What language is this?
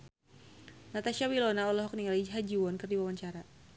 Sundanese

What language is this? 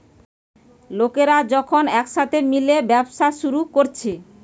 Bangla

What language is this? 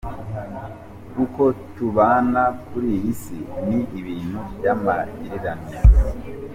Kinyarwanda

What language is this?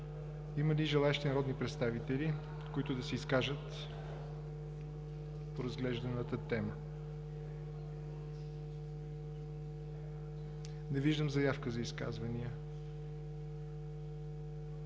Bulgarian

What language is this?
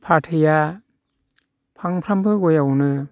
Bodo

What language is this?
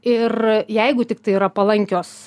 Lithuanian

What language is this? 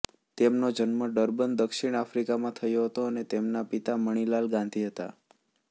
Gujarati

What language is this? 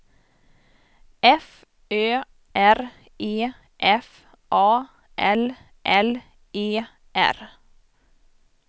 Swedish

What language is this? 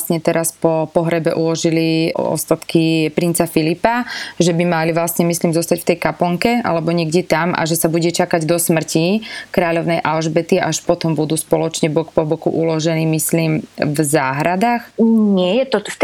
Slovak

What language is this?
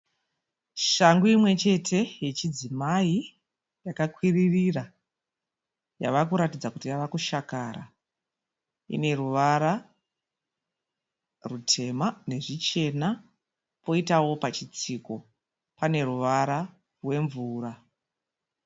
Shona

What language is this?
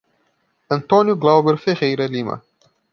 Portuguese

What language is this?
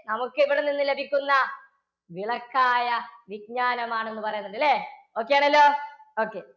Malayalam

